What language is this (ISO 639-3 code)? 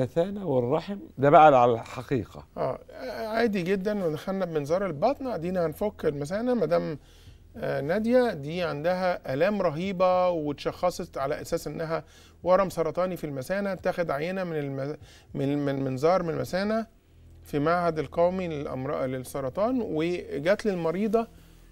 ara